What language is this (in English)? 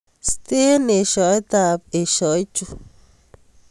Kalenjin